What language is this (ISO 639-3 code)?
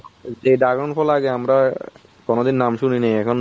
ben